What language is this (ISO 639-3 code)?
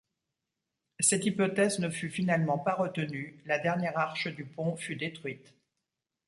fra